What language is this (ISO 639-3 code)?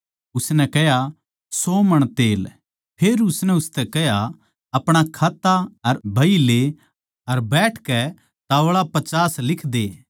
bgc